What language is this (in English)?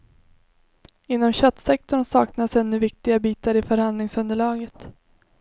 Swedish